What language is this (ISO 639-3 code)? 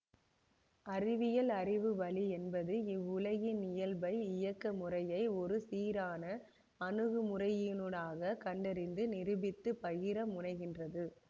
tam